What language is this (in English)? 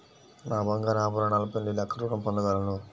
Telugu